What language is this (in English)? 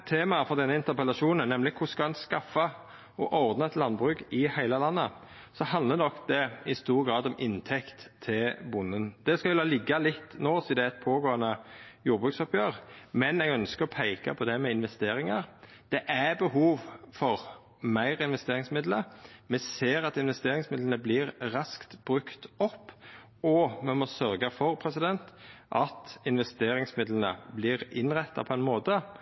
Norwegian Nynorsk